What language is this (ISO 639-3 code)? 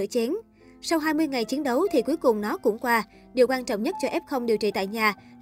vie